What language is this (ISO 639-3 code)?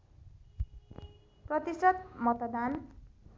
nep